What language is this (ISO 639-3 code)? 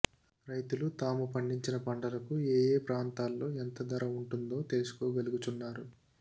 tel